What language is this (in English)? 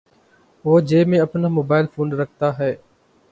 Urdu